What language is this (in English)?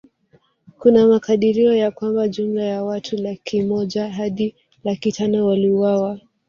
Swahili